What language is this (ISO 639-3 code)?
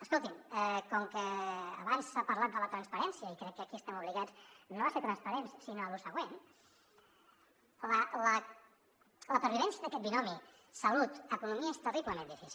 cat